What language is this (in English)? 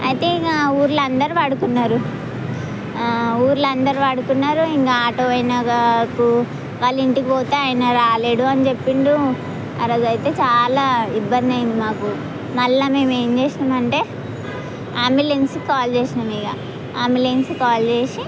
Telugu